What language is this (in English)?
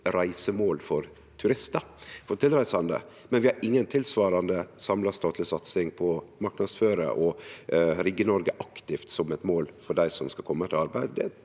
Norwegian